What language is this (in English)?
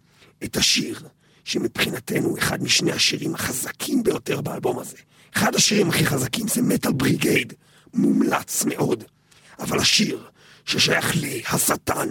Hebrew